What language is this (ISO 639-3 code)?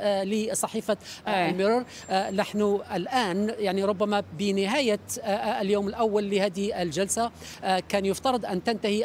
ara